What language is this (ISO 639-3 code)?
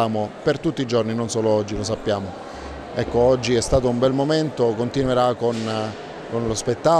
ita